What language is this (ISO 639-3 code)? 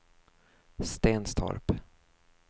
swe